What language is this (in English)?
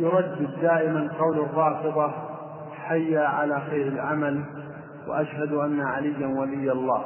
Arabic